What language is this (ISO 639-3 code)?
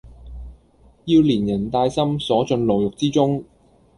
yue